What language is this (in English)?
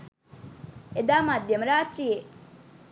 Sinhala